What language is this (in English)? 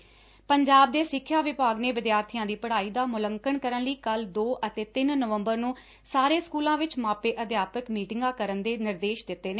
Punjabi